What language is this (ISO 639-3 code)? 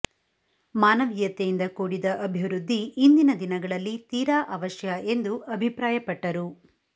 kan